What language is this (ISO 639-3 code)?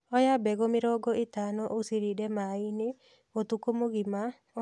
kik